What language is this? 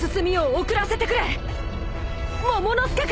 Japanese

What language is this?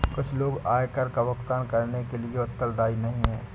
Hindi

